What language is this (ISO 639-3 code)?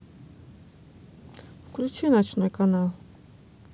rus